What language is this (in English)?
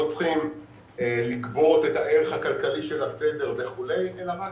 Hebrew